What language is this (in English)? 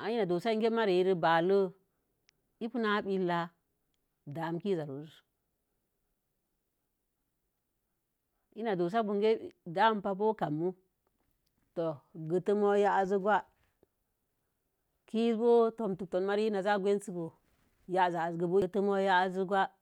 Mom Jango